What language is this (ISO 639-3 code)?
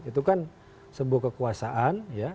ind